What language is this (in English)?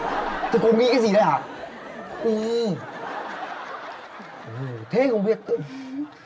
Vietnamese